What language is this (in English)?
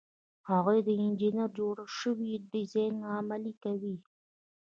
Pashto